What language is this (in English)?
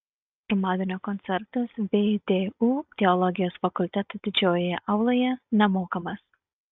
Lithuanian